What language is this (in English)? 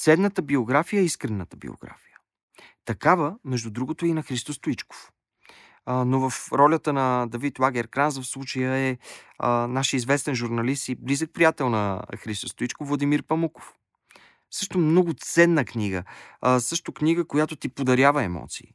Bulgarian